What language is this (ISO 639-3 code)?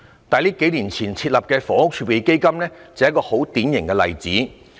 yue